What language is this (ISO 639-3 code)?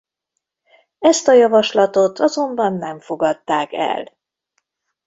hun